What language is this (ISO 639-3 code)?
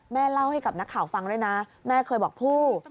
tha